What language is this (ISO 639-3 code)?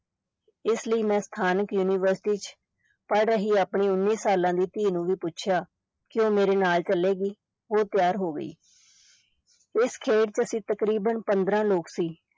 pan